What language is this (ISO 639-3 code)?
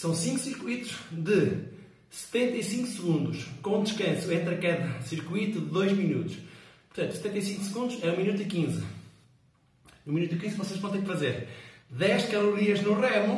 por